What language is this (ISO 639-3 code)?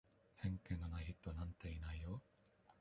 jpn